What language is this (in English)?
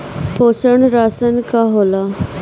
Bhojpuri